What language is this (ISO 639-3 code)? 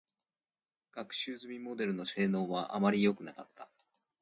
jpn